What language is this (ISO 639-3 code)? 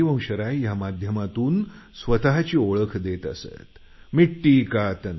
mar